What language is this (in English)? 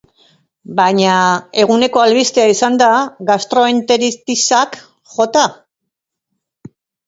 Basque